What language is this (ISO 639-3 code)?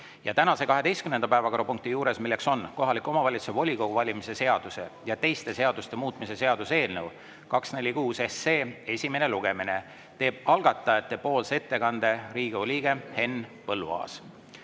est